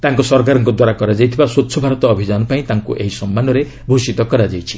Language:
Odia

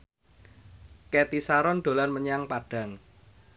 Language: Javanese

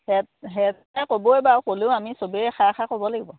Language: Assamese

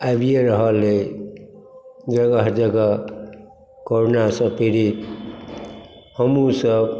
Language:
Maithili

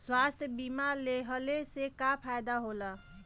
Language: Bhojpuri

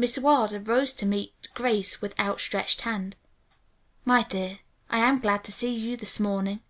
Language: English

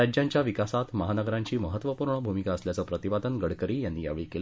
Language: Marathi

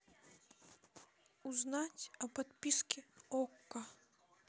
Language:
Russian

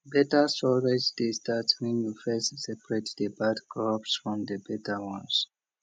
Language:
Nigerian Pidgin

